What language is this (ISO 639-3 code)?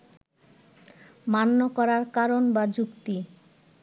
ben